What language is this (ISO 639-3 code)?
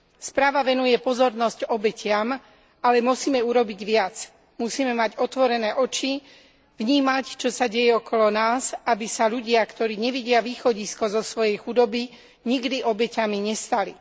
slk